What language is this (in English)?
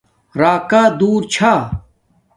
Domaaki